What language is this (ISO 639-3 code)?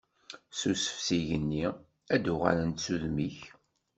kab